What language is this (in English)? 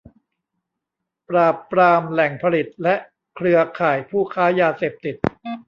Thai